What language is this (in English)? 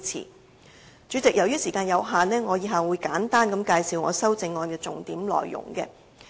Cantonese